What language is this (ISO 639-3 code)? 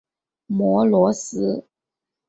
zho